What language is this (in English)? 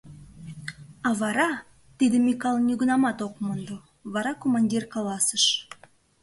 Mari